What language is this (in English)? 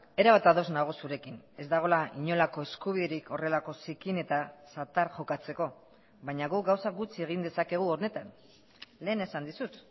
Basque